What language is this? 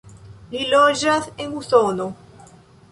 Esperanto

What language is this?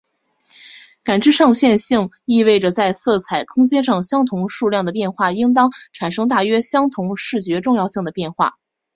Chinese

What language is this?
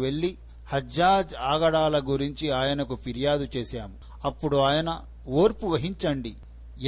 Telugu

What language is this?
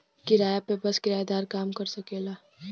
Bhojpuri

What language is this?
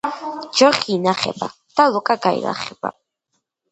Georgian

